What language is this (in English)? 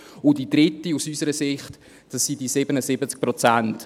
Swiss German